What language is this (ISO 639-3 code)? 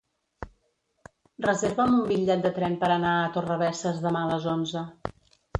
cat